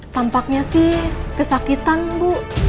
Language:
Indonesian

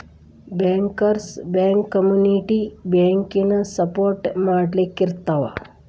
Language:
Kannada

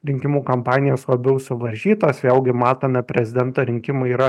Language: Lithuanian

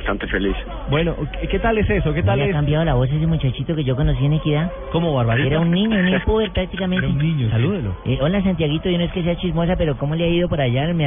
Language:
Spanish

